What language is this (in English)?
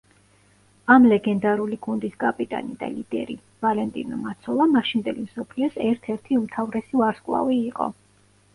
Georgian